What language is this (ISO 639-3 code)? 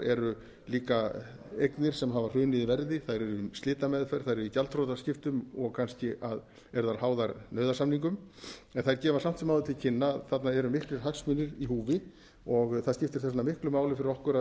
isl